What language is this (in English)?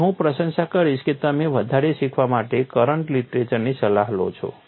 Gujarati